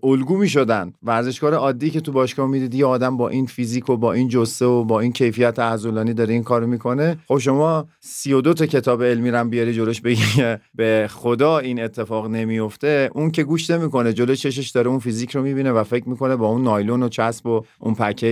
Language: Persian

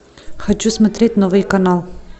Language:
Russian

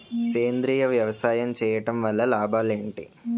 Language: Telugu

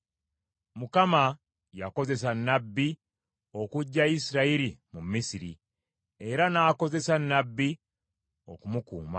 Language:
Ganda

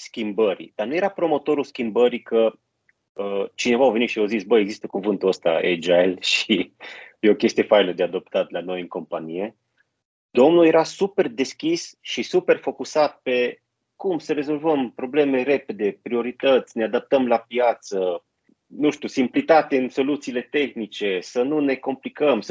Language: Romanian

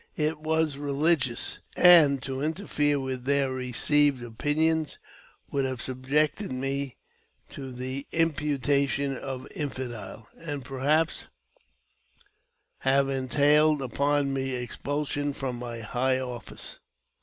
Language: English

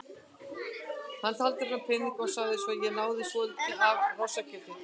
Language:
Icelandic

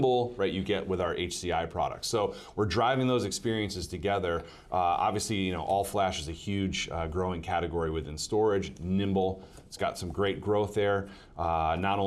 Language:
English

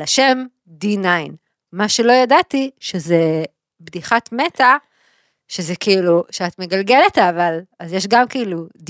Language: Hebrew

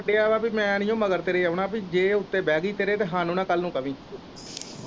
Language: Punjabi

